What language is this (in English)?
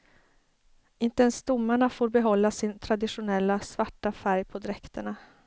Swedish